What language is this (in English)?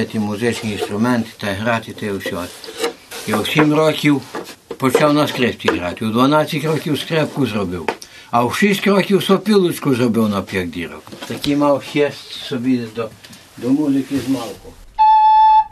Ukrainian